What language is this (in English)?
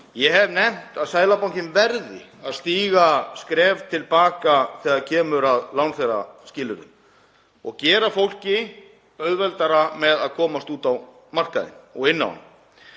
Icelandic